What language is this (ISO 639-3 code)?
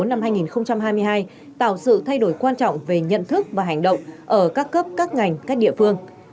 vie